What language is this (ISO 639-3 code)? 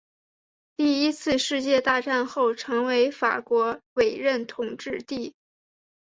zho